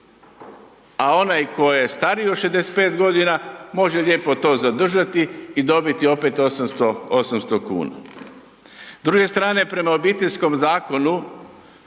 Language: Croatian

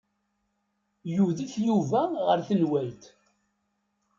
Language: Kabyle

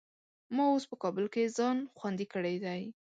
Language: Pashto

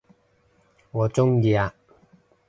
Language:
Cantonese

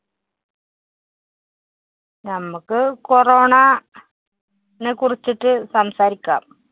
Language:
Malayalam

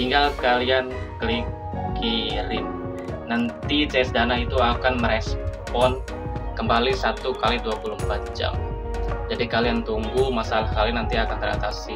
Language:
Indonesian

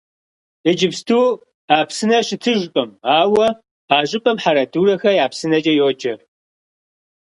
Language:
Kabardian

